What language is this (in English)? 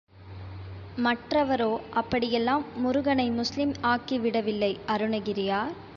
Tamil